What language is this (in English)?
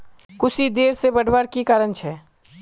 Magahi